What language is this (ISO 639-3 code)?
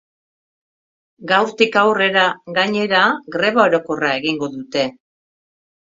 eus